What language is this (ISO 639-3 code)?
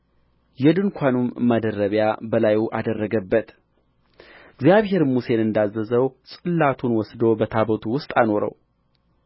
amh